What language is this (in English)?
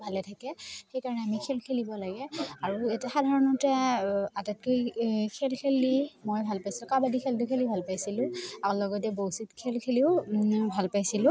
Assamese